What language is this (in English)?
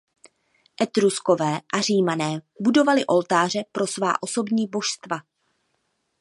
Czech